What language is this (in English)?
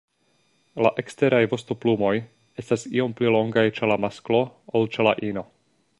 Esperanto